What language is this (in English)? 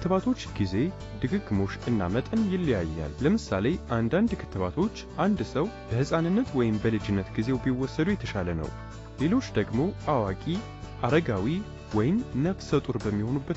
Arabic